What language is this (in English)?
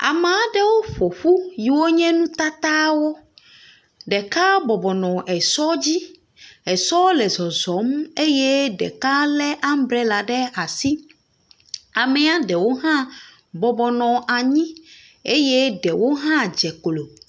Ewe